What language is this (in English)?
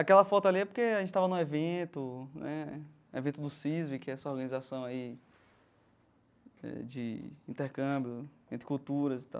Portuguese